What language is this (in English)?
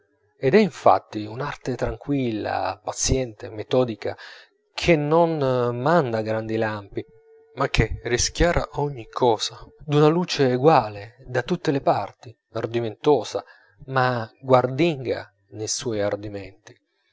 Italian